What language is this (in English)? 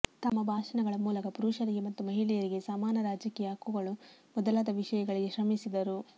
Kannada